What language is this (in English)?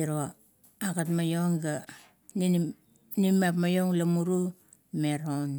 Kuot